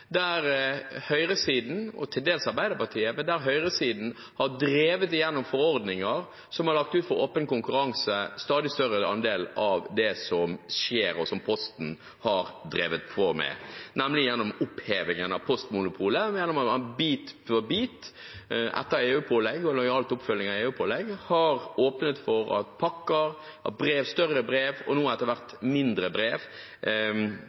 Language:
Norwegian Bokmål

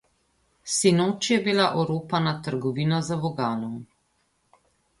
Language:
Slovenian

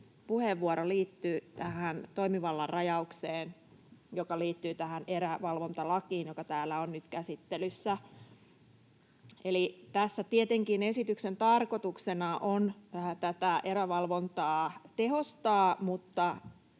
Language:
Finnish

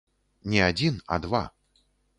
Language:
Belarusian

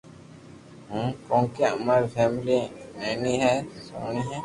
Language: Loarki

